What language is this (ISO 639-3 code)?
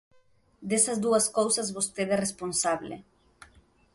glg